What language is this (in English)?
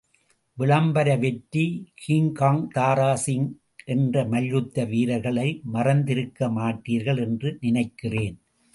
Tamil